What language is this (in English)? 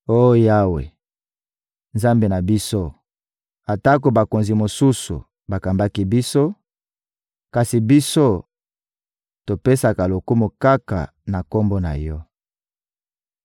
Lingala